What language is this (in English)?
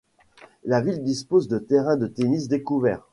French